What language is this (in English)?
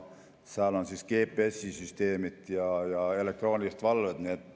Estonian